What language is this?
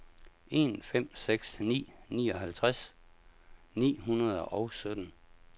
Danish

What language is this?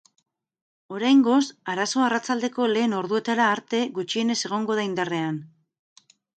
Basque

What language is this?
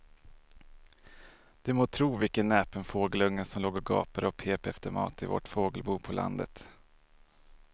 Swedish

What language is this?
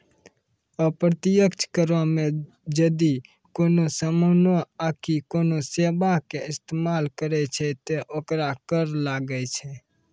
Maithili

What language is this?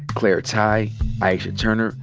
English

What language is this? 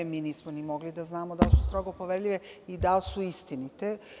Serbian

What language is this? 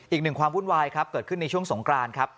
Thai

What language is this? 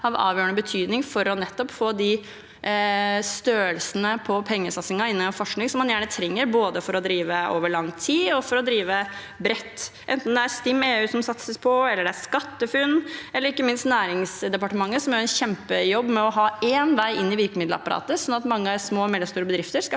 Norwegian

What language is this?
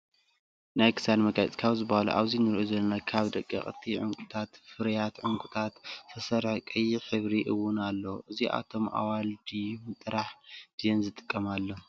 Tigrinya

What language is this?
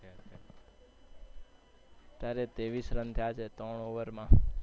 Gujarati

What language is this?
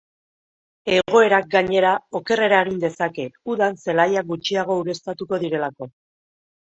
Basque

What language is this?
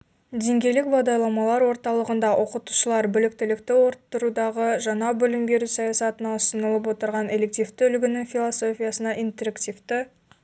Kazakh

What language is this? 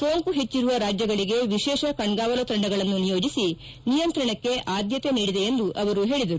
Kannada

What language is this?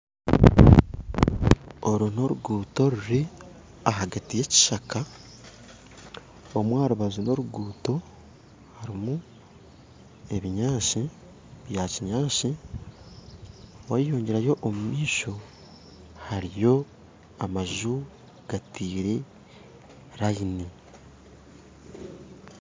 Nyankole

